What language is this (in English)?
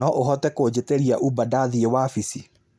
Kikuyu